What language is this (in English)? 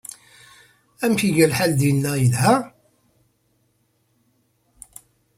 Kabyle